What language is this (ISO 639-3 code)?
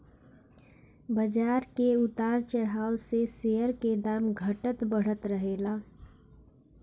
bho